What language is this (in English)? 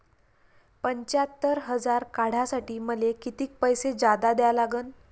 Marathi